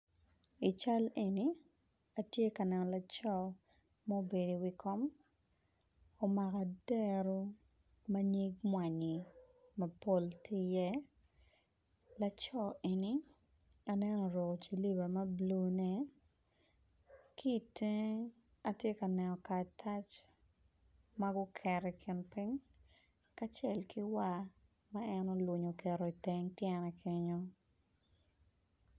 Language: Acoli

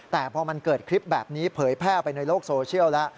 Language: Thai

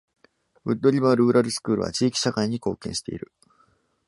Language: Japanese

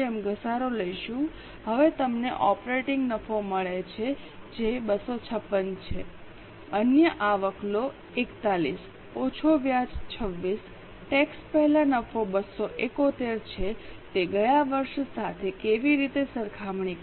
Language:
Gujarati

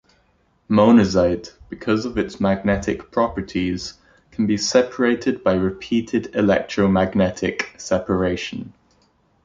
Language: English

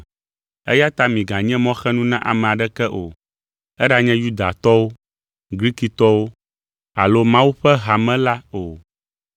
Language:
Ewe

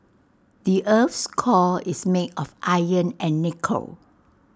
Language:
English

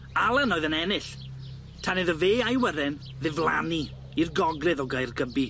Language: Welsh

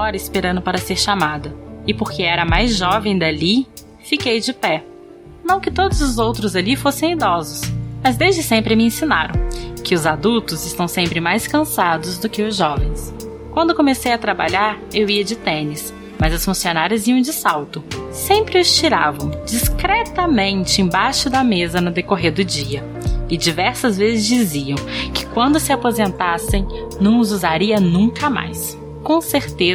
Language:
Portuguese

